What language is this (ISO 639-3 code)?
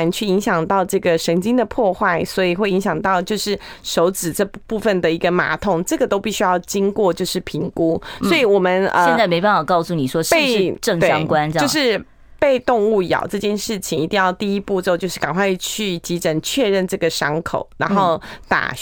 zho